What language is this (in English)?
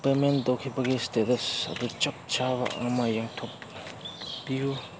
Manipuri